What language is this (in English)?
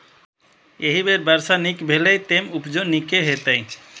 Maithili